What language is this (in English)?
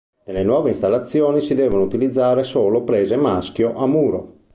Italian